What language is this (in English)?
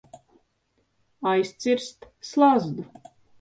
Latvian